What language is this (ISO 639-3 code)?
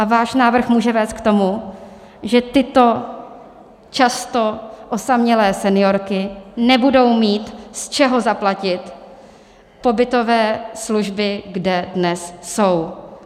ces